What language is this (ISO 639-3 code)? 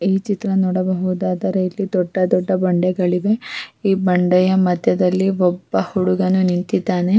kan